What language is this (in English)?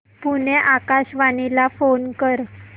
Marathi